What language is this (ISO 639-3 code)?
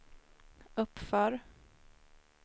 swe